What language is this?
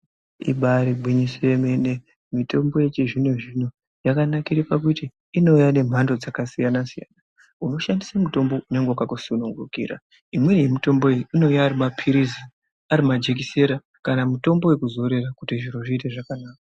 Ndau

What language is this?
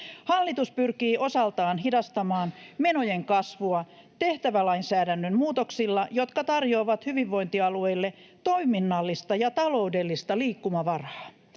Finnish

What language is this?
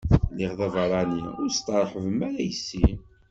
Kabyle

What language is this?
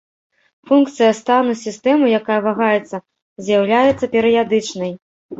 Belarusian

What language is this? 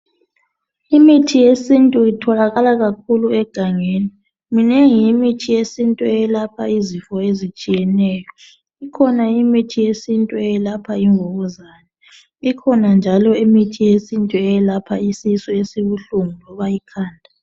North Ndebele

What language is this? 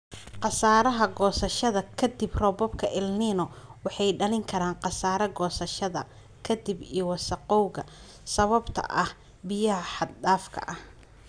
Somali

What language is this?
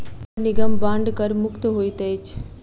Maithili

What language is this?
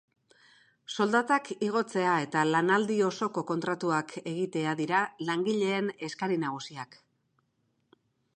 Basque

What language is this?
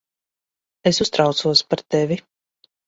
Latvian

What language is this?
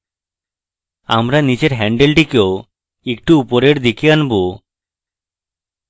Bangla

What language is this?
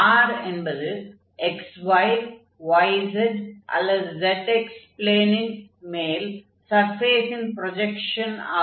Tamil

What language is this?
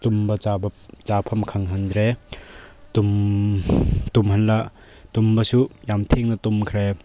Manipuri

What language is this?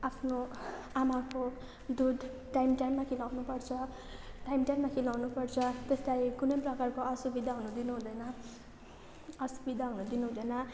Nepali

